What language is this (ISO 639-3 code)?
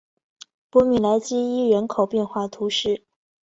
zho